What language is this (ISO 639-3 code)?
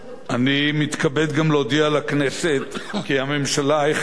heb